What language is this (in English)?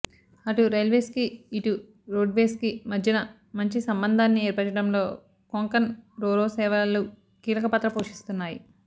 Telugu